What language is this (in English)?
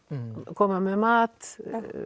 Icelandic